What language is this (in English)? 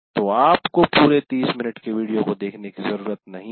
Hindi